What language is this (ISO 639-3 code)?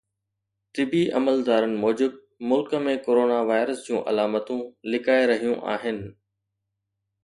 snd